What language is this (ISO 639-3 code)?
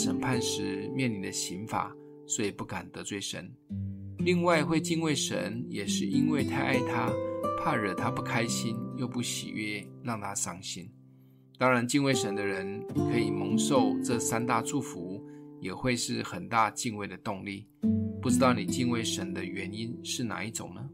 zho